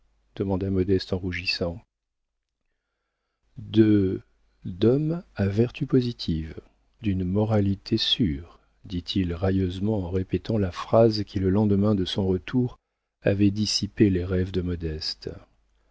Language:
French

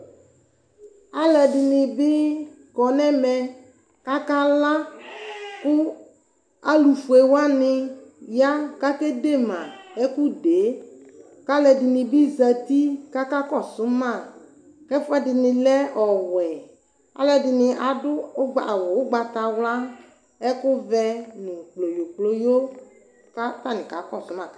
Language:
Ikposo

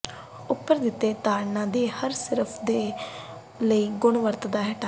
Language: Punjabi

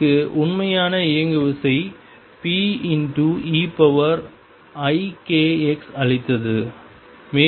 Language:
Tamil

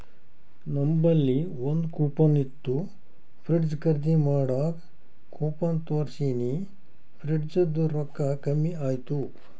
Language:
Kannada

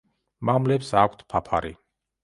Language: Georgian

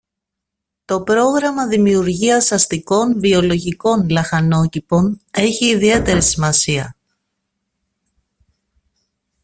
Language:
Greek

